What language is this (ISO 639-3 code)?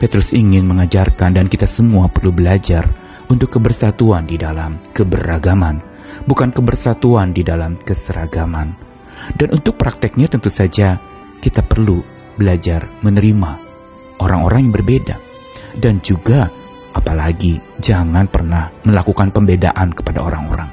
ind